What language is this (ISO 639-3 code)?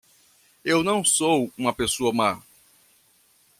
por